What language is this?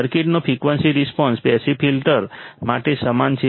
Gujarati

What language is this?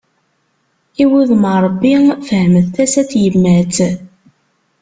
Kabyle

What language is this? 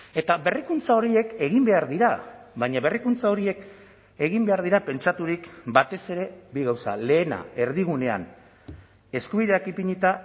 Basque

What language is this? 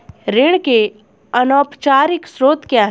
Hindi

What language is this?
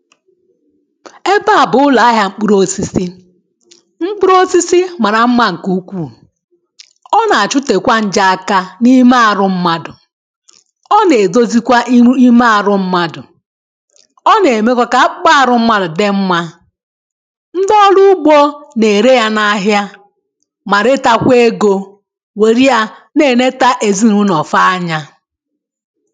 Igbo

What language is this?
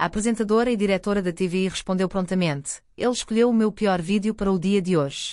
Portuguese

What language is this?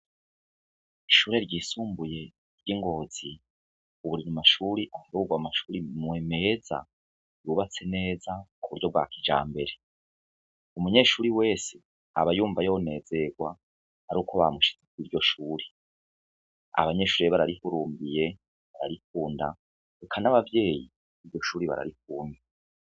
Rundi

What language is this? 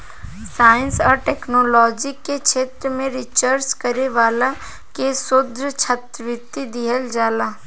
Bhojpuri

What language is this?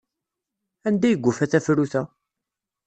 Kabyle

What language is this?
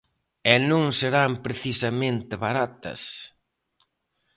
Galician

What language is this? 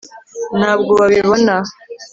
Kinyarwanda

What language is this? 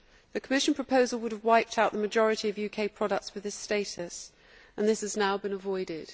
English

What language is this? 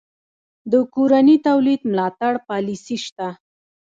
Pashto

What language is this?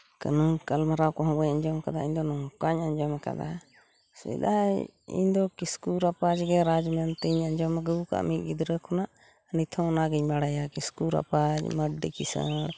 Santali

